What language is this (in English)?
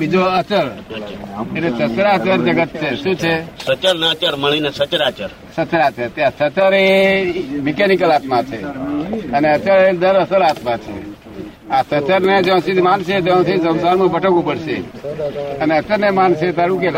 Gujarati